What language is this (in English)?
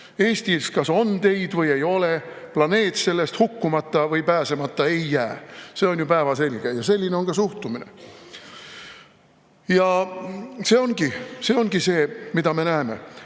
Estonian